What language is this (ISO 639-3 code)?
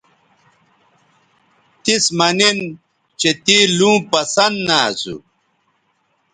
btv